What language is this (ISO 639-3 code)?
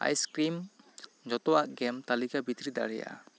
sat